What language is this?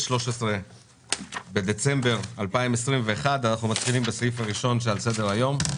Hebrew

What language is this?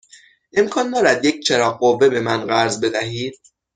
Persian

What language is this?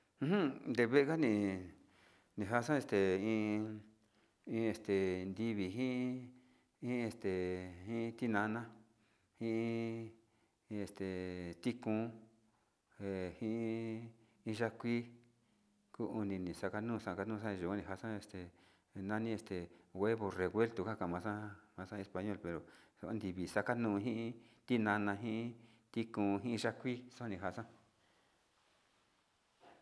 Sinicahua Mixtec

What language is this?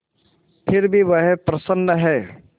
Hindi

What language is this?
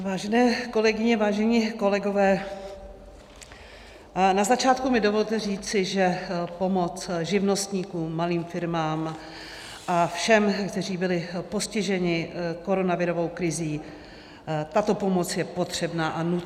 Czech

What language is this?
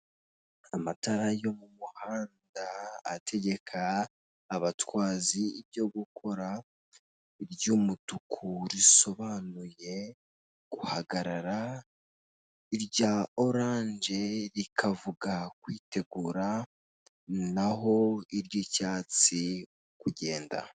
Kinyarwanda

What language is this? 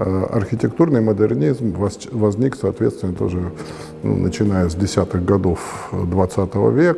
Russian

